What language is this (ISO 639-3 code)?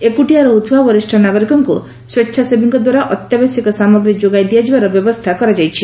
ori